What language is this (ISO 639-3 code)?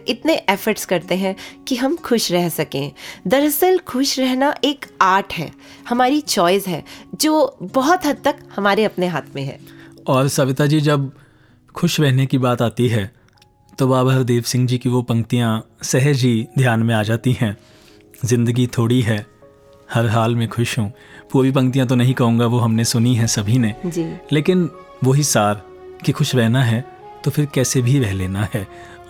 hin